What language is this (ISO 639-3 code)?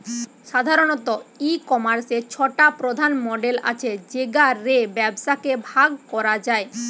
ben